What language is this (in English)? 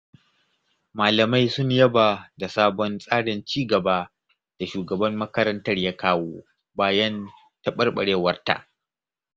Hausa